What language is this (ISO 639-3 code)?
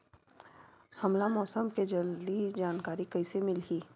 hne